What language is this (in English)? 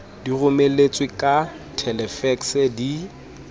Southern Sotho